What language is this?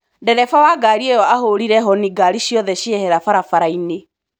Kikuyu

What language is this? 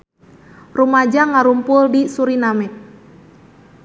Sundanese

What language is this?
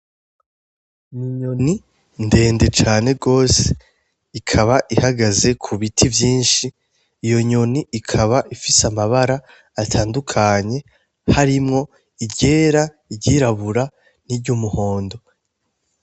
Rundi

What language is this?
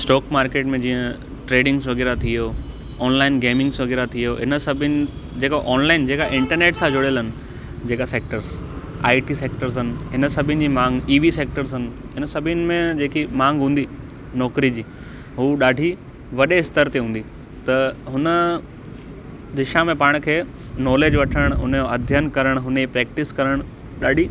Sindhi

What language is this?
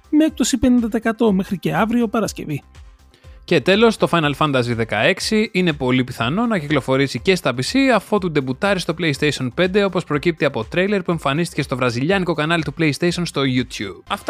Greek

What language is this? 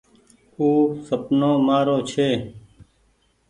Goaria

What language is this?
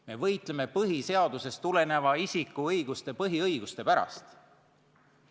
Estonian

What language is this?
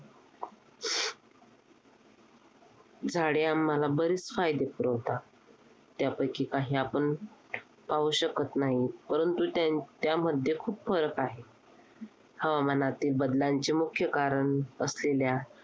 Marathi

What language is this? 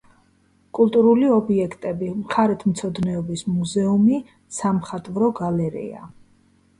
Georgian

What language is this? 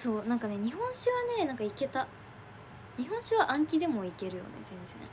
Japanese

